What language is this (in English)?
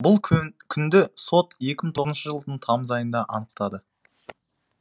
Kazakh